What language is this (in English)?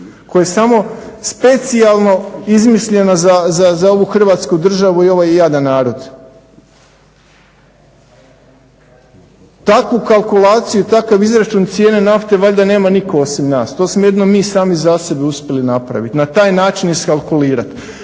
Croatian